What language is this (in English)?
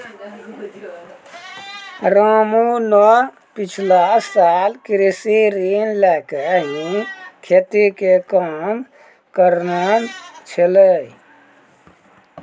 Maithili